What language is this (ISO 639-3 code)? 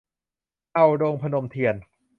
tha